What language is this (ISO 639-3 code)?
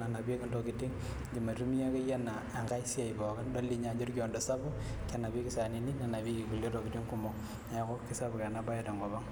mas